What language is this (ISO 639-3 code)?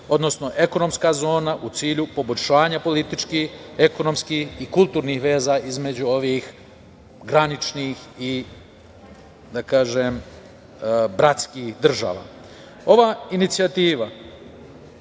srp